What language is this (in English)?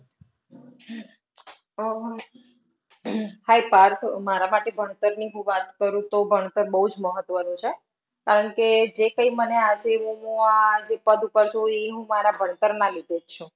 Gujarati